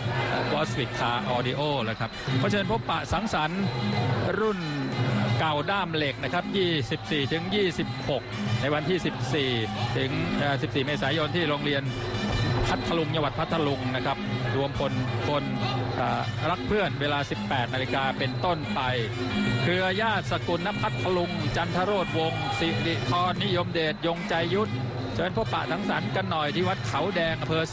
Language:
Thai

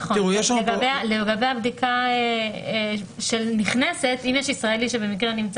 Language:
Hebrew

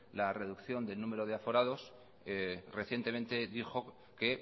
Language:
Spanish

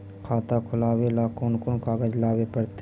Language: Magahi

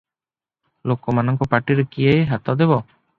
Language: Odia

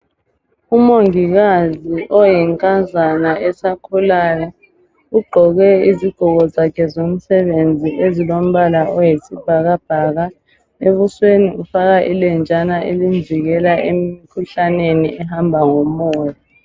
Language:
North Ndebele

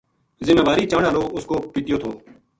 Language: Gujari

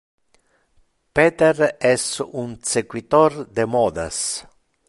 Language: Interlingua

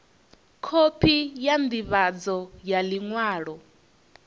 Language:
Venda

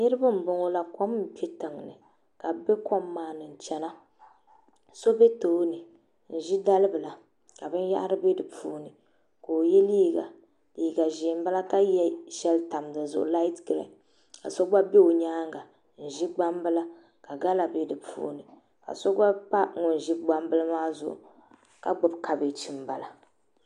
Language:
Dagbani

